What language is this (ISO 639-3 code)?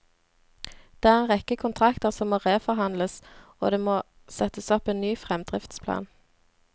nor